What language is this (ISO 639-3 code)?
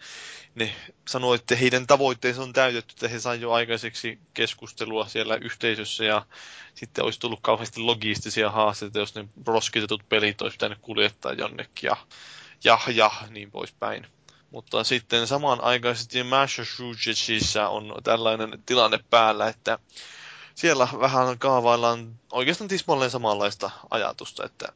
fin